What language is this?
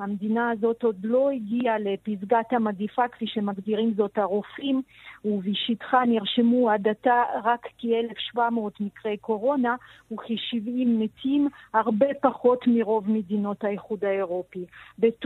Hebrew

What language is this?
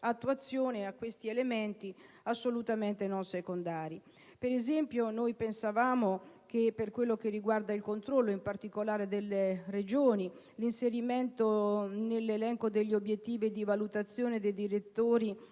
Italian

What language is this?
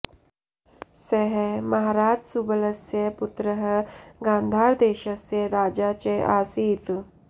Sanskrit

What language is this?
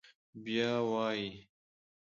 Pashto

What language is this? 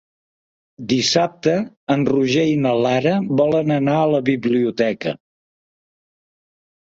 Catalan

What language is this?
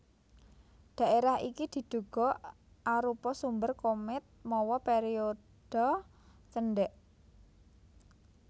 Javanese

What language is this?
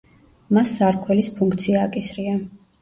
Georgian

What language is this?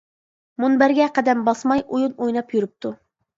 Uyghur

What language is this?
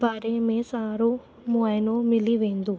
Sindhi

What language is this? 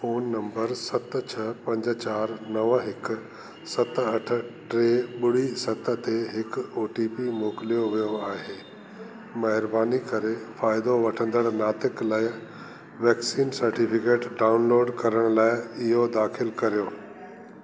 Sindhi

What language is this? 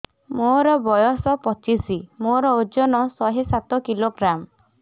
Odia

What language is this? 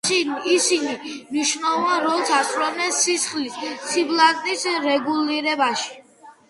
Georgian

